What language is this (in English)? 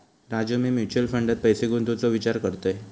Marathi